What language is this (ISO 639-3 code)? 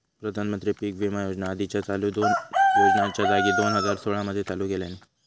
mar